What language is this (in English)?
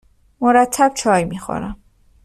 Persian